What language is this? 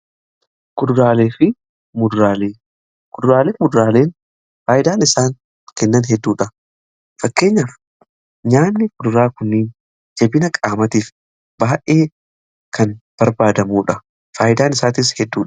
Oromo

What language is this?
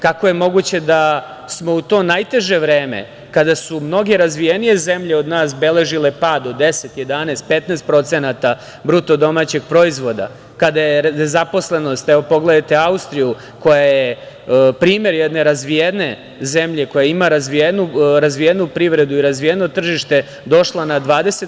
Serbian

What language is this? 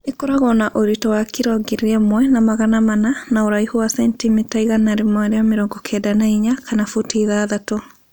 Kikuyu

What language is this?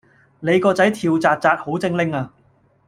Cantonese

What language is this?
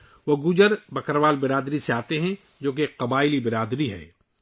Urdu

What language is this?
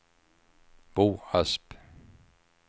Swedish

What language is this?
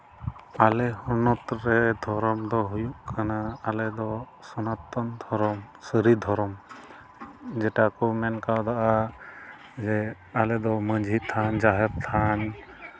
Santali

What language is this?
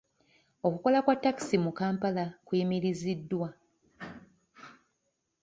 Ganda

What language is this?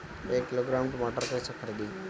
Bhojpuri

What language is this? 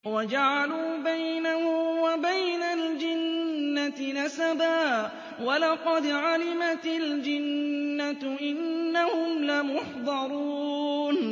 Arabic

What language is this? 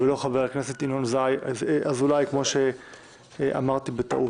Hebrew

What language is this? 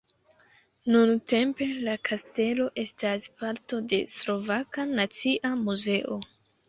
Esperanto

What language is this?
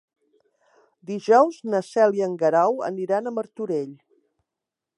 Catalan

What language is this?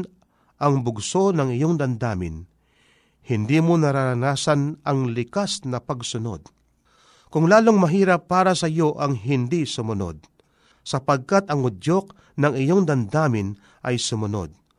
Filipino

